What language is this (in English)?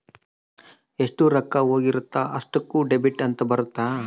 Kannada